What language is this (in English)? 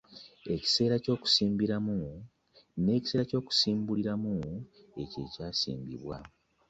Ganda